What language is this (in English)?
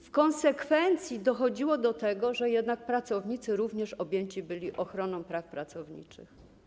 Polish